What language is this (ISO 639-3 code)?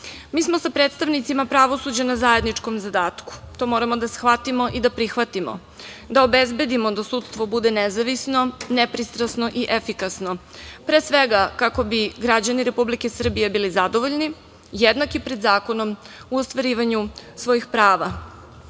srp